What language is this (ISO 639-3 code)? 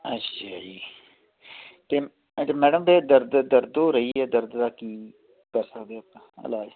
pan